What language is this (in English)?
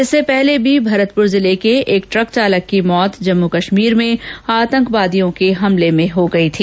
Hindi